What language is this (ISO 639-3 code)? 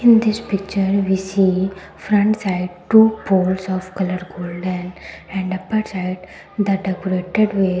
eng